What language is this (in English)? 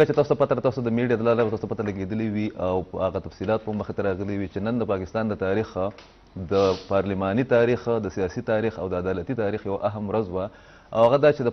Arabic